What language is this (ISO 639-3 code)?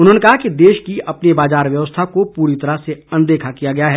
hin